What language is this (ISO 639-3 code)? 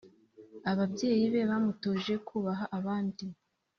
kin